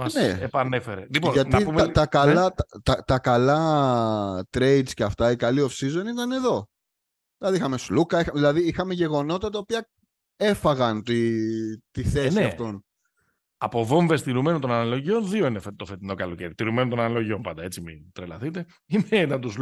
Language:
Greek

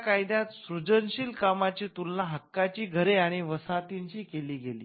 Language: Marathi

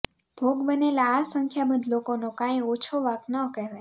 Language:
Gujarati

